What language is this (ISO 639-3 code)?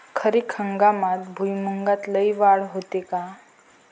mar